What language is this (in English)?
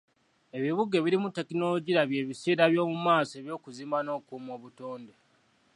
Ganda